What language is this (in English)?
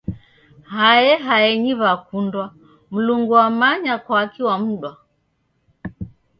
Taita